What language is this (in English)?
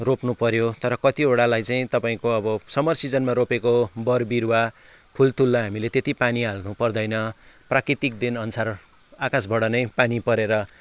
Nepali